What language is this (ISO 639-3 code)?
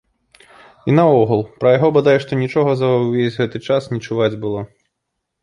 bel